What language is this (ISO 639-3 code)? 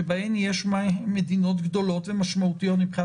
heb